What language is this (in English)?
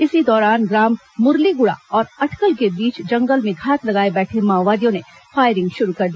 Hindi